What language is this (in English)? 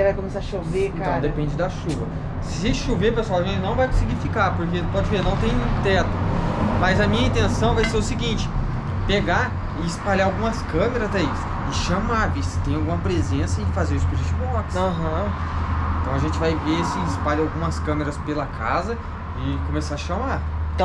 Portuguese